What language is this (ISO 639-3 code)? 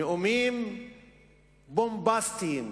heb